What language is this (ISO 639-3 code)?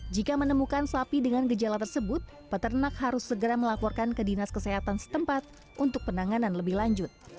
ind